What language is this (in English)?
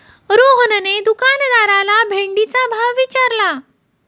Marathi